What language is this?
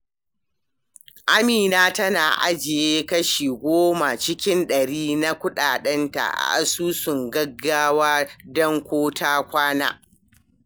Hausa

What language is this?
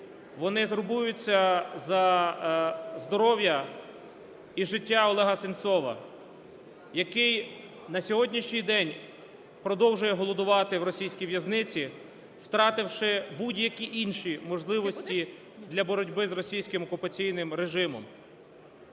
Ukrainian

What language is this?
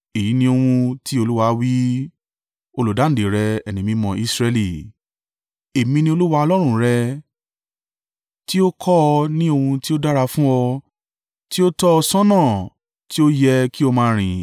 Yoruba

